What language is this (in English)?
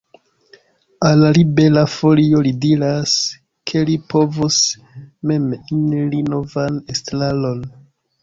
Esperanto